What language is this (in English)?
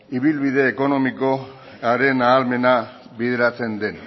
Basque